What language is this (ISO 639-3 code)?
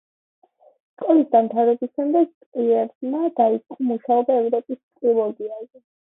kat